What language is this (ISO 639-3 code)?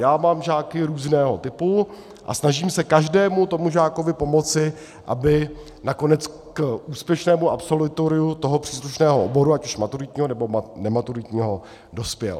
ces